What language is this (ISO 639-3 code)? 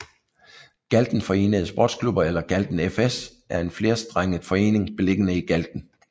dan